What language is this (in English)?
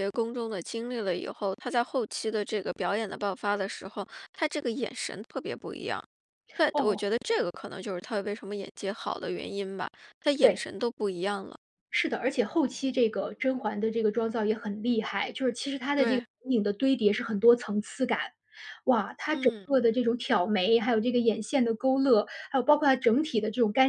Chinese